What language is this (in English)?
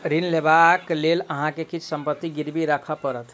Maithili